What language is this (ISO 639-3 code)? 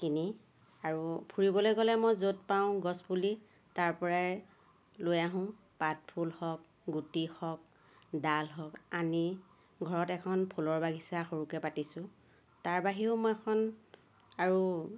asm